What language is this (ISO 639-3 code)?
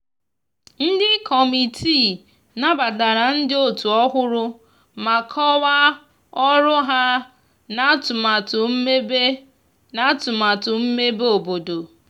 ibo